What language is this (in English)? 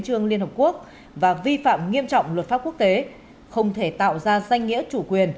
Vietnamese